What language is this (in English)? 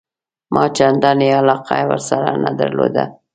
Pashto